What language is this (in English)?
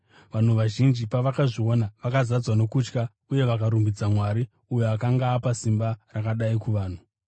Shona